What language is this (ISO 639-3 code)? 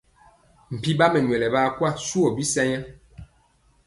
mcx